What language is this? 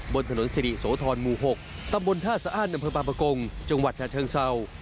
Thai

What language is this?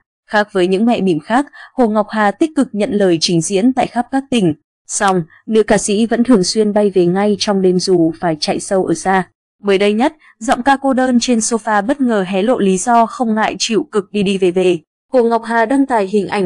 Vietnamese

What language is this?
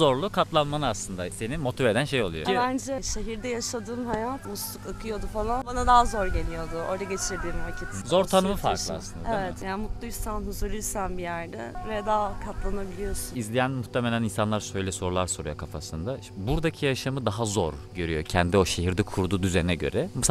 Turkish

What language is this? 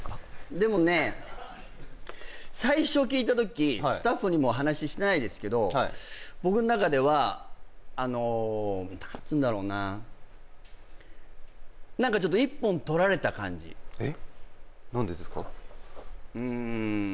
Japanese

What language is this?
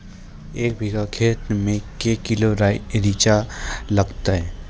Maithili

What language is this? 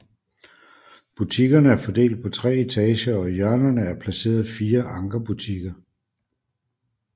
Danish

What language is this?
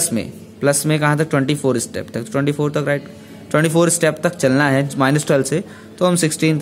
Hindi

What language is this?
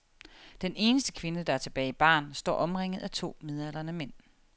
Danish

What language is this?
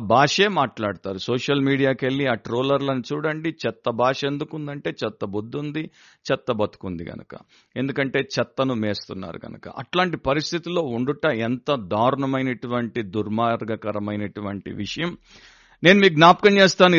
Telugu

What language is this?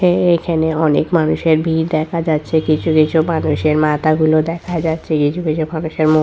Bangla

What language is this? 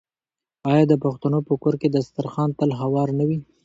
Pashto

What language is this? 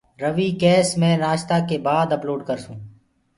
Gurgula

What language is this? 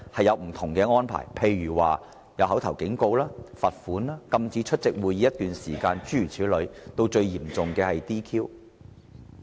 Cantonese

